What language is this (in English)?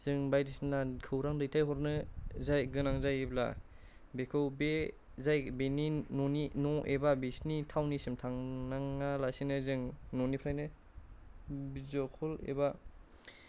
Bodo